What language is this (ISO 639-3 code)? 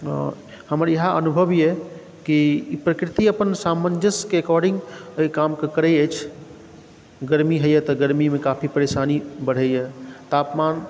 mai